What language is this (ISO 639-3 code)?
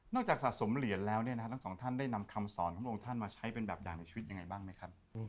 tha